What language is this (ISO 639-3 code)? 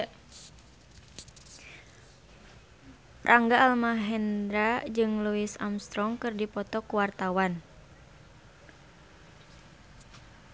sun